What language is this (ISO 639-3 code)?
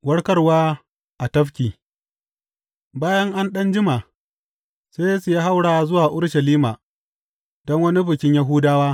hau